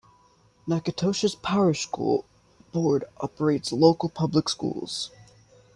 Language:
English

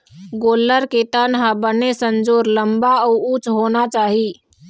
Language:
Chhattisgarhi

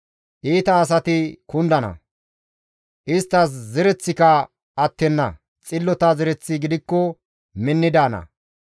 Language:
Gamo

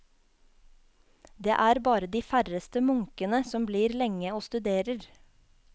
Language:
Norwegian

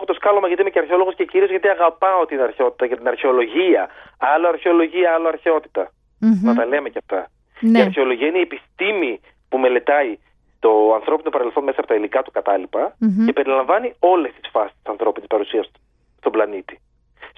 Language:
Greek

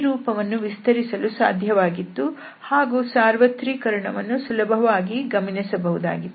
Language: Kannada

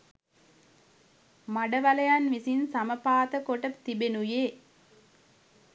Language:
Sinhala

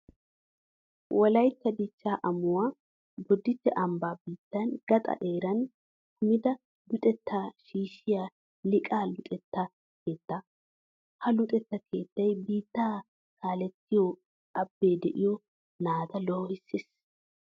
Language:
Wolaytta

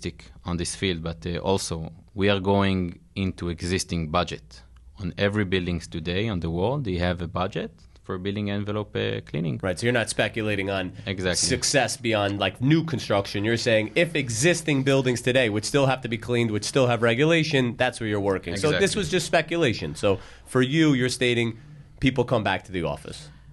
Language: English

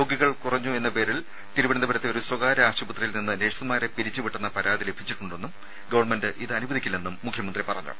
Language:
Malayalam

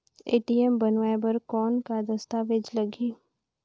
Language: Chhattisgarhi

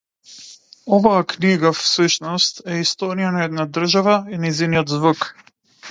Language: Macedonian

